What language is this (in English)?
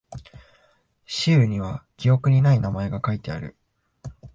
Japanese